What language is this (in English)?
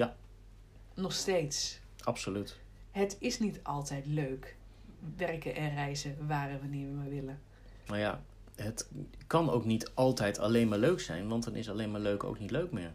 Dutch